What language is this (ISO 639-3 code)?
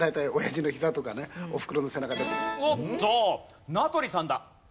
jpn